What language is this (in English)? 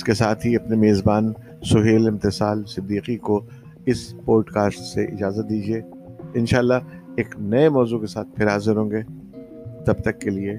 Urdu